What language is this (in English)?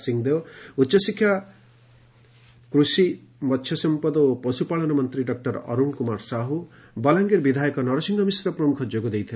Odia